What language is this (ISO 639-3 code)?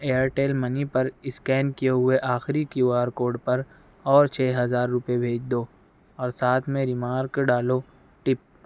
urd